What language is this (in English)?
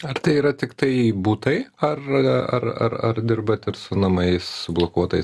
Lithuanian